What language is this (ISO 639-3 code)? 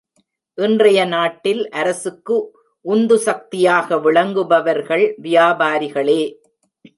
tam